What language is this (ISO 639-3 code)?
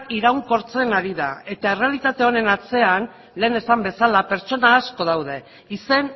eus